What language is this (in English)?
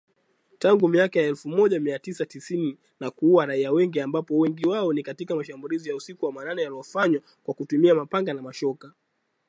Swahili